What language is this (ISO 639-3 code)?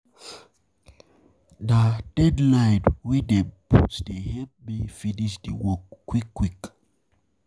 pcm